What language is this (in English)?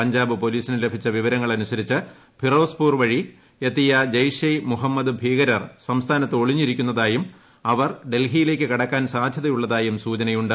Malayalam